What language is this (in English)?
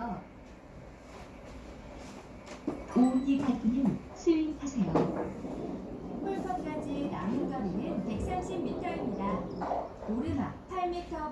Korean